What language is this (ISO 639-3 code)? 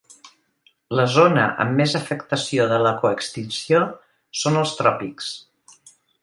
cat